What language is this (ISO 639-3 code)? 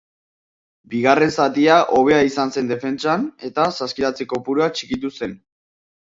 eus